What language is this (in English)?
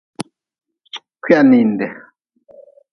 Nawdm